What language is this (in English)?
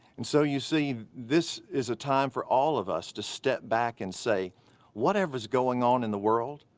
English